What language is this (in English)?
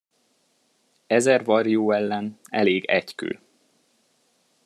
Hungarian